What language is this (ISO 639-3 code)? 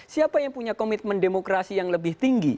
ind